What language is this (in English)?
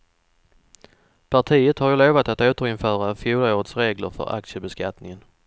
Swedish